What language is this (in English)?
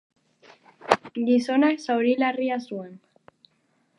Basque